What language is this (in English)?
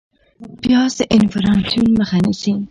Pashto